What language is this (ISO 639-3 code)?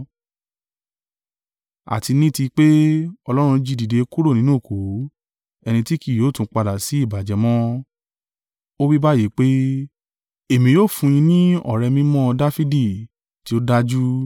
yor